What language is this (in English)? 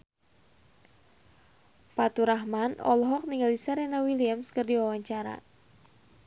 Sundanese